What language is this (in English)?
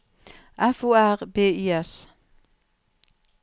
Norwegian